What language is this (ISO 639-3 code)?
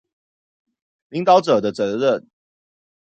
zho